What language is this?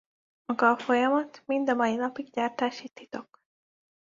Hungarian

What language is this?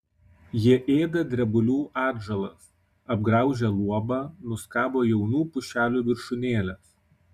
Lithuanian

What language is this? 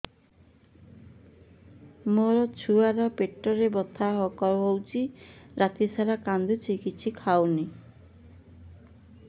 Odia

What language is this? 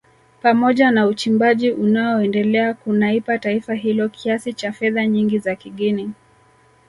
Swahili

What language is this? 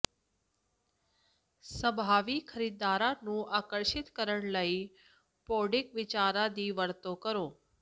Punjabi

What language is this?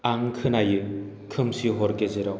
Bodo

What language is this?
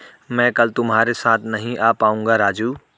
Hindi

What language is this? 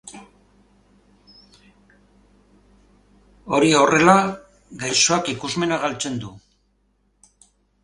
Basque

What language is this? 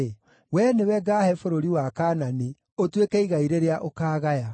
Kikuyu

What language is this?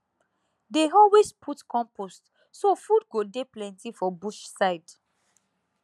Nigerian Pidgin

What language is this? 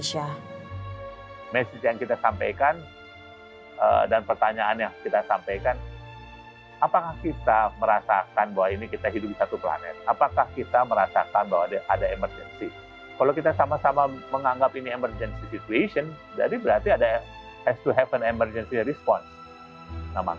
Indonesian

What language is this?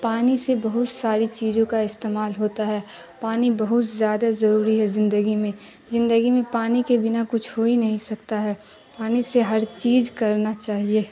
Urdu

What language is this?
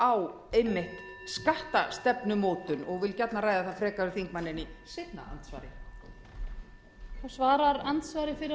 Icelandic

